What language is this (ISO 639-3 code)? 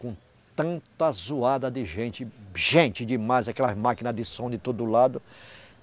por